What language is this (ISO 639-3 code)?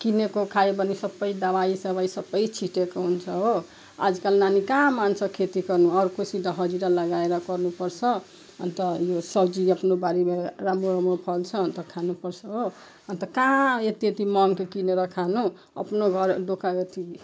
nep